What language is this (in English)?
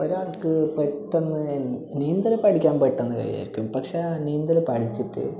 Malayalam